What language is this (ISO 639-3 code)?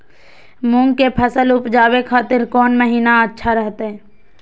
mag